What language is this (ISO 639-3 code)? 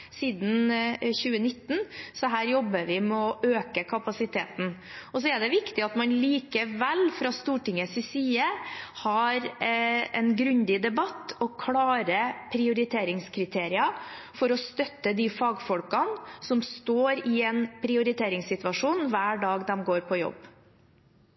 nob